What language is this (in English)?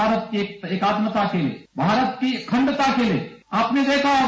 Hindi